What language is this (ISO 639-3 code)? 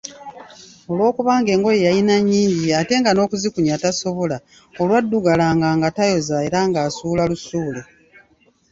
lug